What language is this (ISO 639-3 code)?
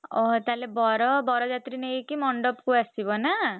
ori